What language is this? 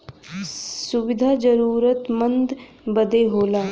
Bhojpuri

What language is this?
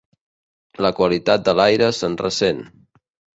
Catalan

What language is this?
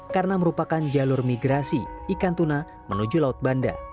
Indonesian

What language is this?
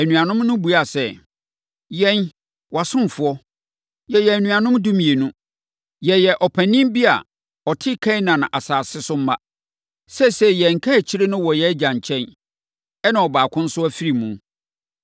Akan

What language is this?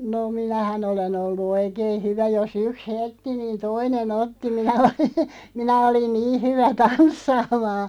Finnish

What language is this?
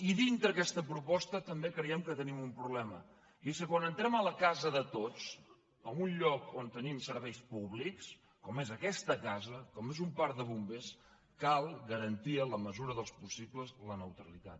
Catalan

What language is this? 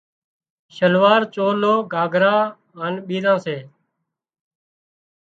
Wadiyara Koli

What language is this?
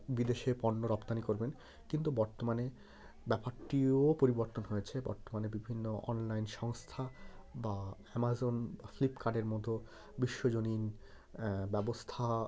Bangla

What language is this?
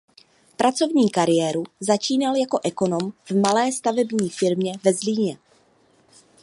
Czech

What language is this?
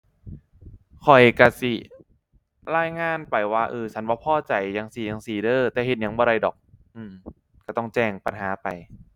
Thai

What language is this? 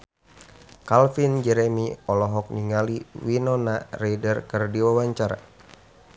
Sundanese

